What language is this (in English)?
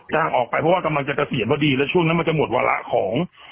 Thai